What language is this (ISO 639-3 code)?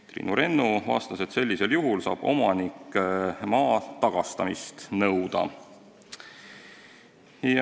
est